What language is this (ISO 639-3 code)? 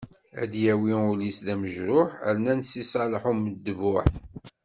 kab